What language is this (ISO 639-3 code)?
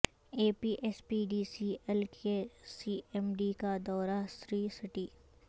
urd